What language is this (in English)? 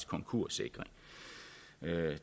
Danish